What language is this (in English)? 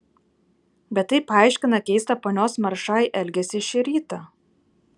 Lithuanian